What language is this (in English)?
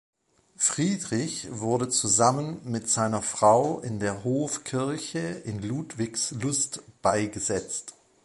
German